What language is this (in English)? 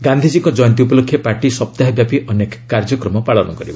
Odia